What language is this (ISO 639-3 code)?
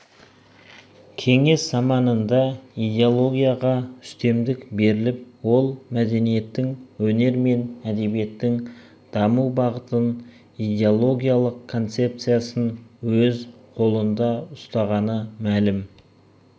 kaz